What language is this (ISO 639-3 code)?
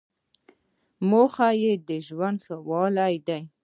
pus